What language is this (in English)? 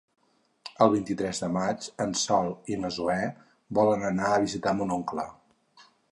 Catalan